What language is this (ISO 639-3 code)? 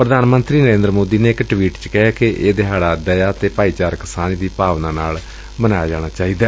pan